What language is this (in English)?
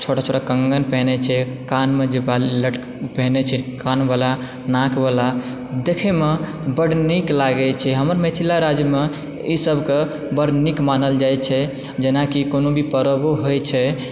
Maithili